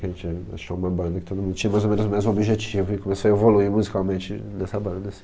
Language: Portuguese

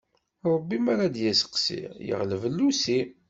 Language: Kabyle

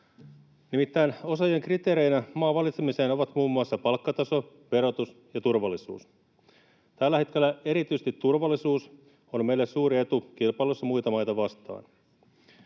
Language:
Finnish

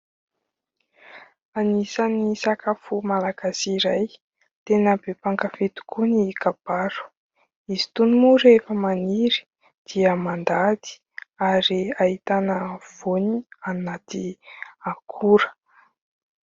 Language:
Malagasy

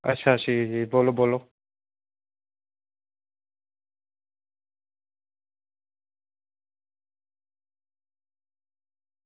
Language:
Dogri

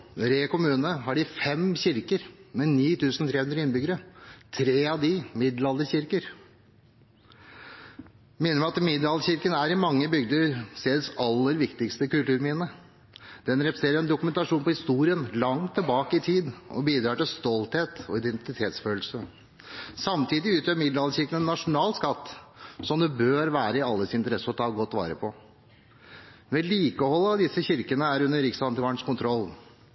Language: Norwegian Bokmål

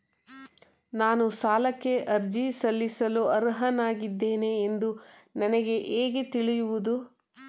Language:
Kannada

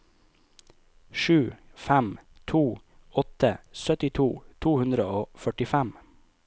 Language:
Norwegian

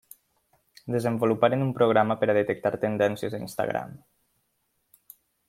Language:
Catalan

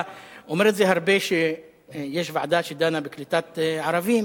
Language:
Hebrew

